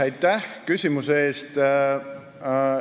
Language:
Estonian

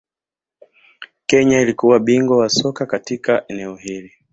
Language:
Swahili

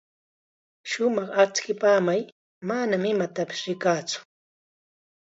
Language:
Chiquián Ancash Quechua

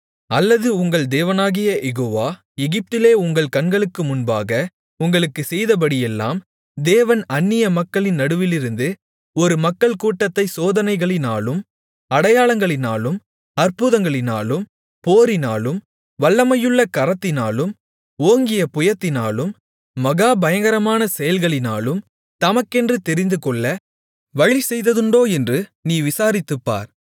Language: Tamil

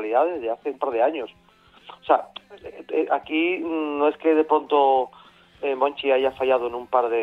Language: Spanish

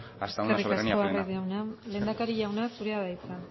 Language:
Basque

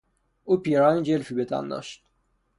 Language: Persian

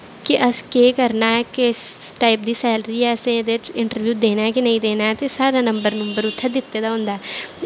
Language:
Dogri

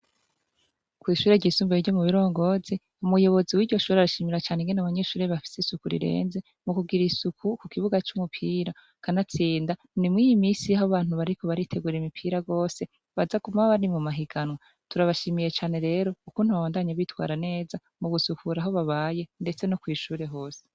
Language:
Rundi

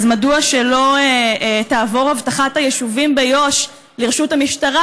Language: Hebrew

